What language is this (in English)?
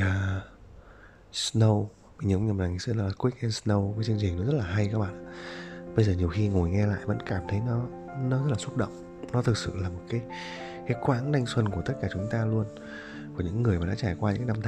Vietnamese